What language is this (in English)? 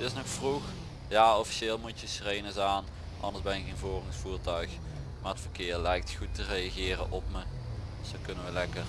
Dutch